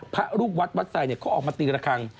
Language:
Thai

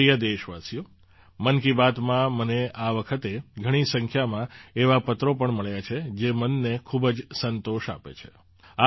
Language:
Gujarati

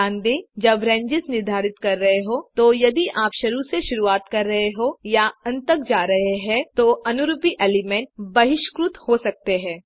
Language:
Hindi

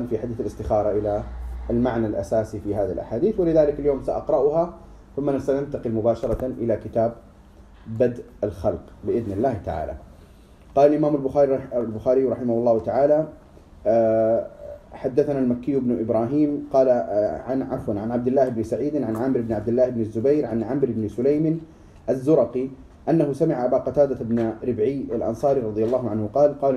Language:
Arabic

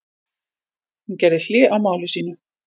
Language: Icelandic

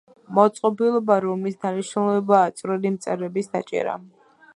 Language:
Georgian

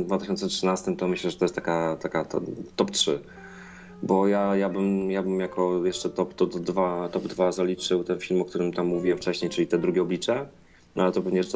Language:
Polish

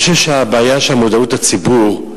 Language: Hebrew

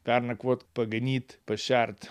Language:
Lithuanian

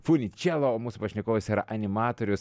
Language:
Lithuanian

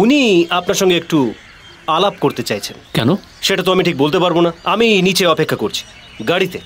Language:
Bangla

